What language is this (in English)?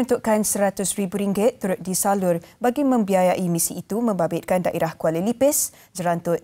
Malay